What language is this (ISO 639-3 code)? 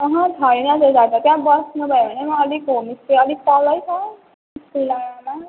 nep